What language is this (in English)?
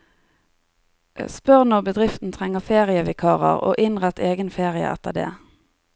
Norwegian